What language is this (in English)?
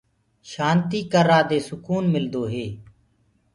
Gurgula